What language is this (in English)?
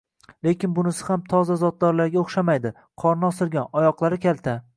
Uzbek